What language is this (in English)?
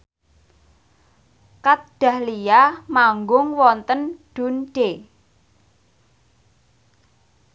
Javanese